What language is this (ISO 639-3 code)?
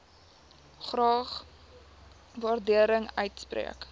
afr